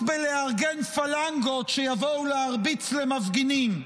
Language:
Hebrew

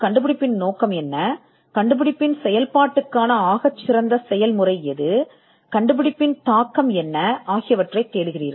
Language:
Tamil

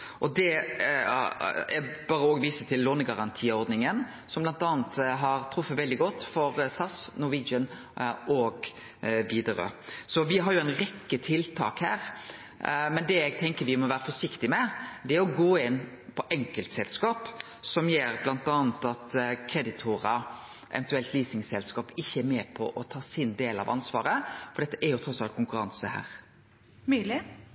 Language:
Norwegian Nynorsk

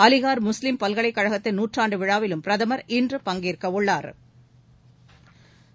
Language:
Tamil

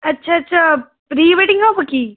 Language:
Odia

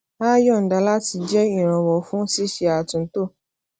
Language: Yoruba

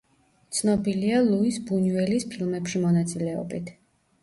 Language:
Georgian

